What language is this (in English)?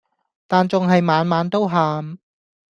Cantonese